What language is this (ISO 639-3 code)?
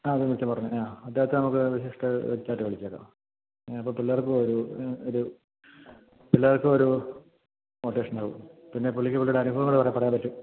mal